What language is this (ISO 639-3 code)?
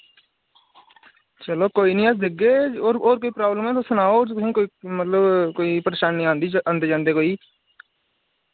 doi